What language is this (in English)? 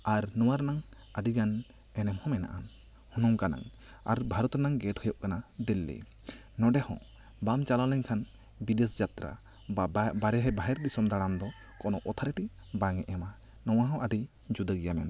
Santali